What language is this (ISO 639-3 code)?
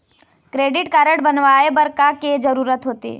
hne